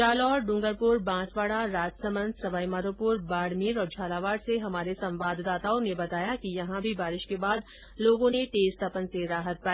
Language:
Hindi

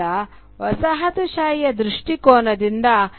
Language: Kannada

